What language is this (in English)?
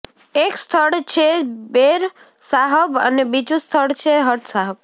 Gujarati